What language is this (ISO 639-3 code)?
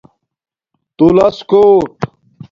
dmk